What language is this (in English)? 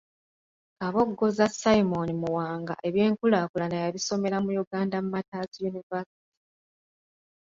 Ganda